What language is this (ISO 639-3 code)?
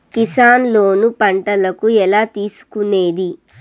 tel